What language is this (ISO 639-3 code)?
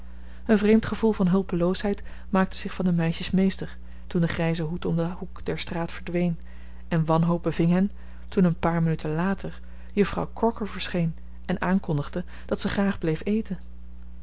nld